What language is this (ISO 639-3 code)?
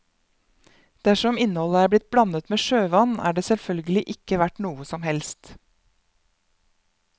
nor